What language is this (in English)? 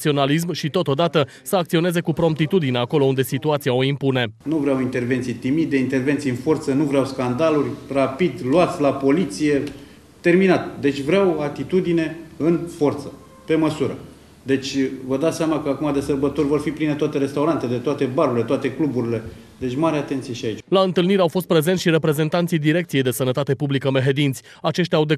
Romanian